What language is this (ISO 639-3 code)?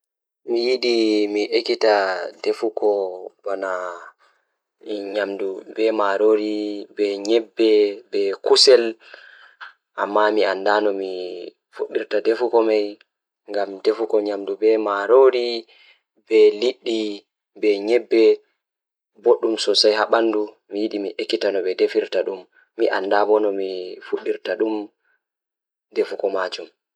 ful